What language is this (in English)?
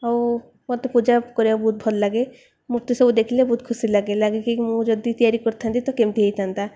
Odia